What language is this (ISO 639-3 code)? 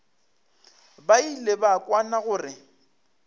nso